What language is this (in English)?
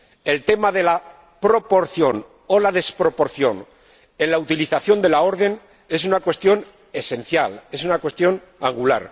Spanish